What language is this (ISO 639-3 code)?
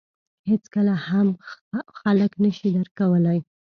pus